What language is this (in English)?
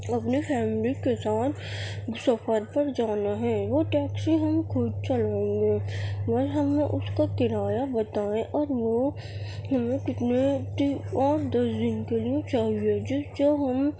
Urdu